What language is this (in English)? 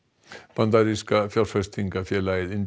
Icelandic